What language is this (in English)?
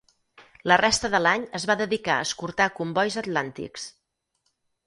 Catalan